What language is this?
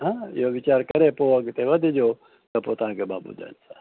Sindhi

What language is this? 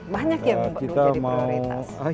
Indonesian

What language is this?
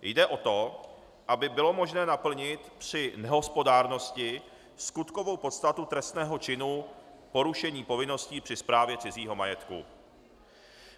Czech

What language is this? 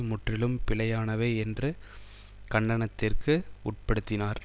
Tamil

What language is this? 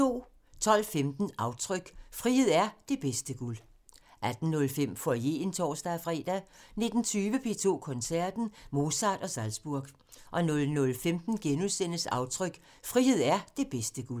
Danish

